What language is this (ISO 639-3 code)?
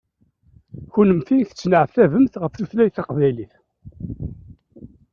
kab